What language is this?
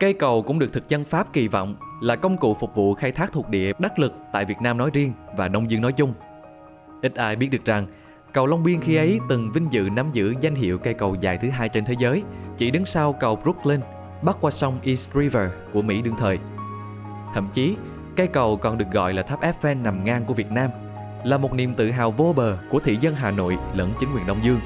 Vietnamese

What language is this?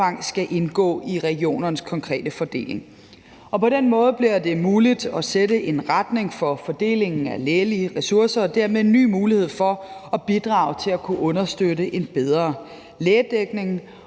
Danish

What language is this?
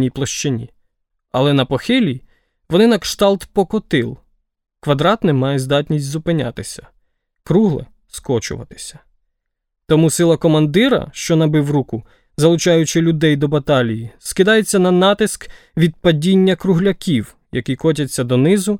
Ukrainian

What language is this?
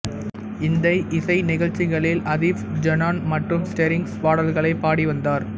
Tamil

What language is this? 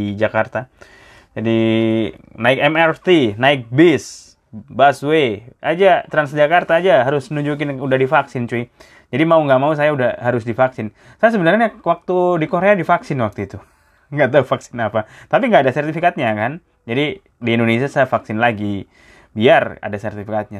Indonesian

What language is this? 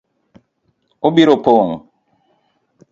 Luo (Kenya and Tanzania)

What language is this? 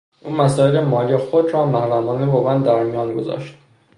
Persian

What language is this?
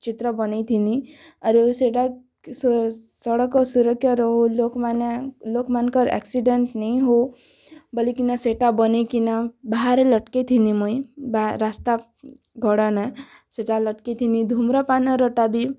Odia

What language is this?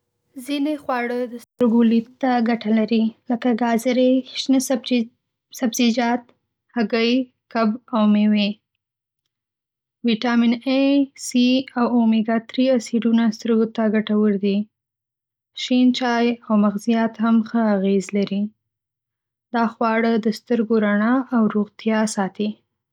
Pashto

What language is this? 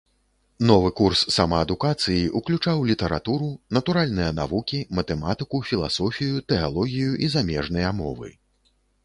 Belarusian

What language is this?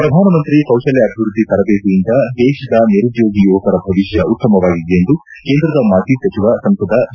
Kannada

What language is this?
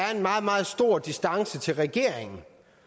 Danish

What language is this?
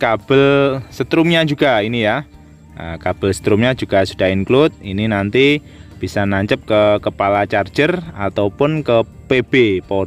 Indonesian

